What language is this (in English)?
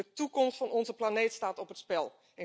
Dutch